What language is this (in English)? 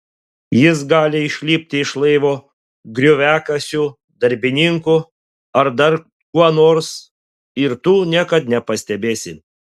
Lithuanian